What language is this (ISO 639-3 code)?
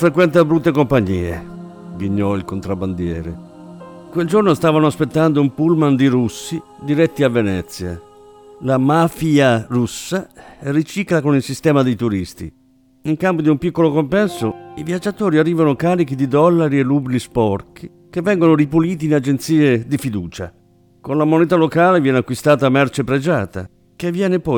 ita